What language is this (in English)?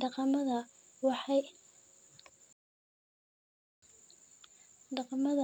Somali